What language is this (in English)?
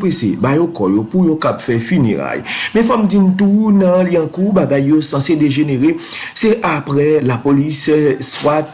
French